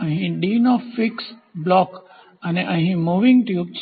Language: Gujarati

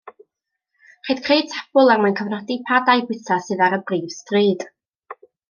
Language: Welsh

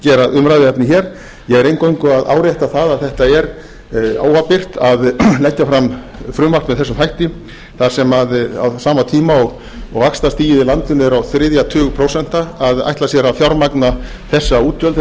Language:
Icelandic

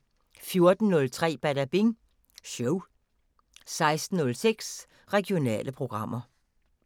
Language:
Danish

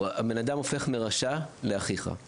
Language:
Hebrew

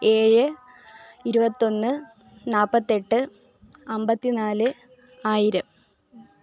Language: Malayalam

